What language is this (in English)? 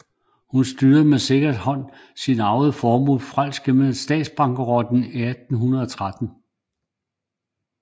Danish